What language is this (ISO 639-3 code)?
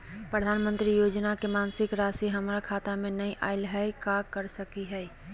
mag